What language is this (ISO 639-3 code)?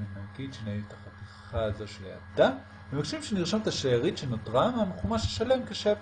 heb